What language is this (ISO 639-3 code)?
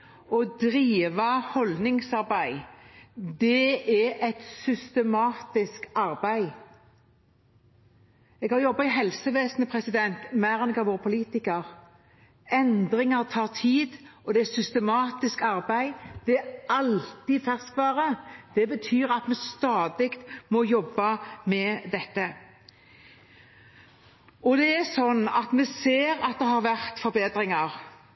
nob